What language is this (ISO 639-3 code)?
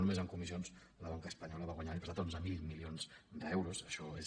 cat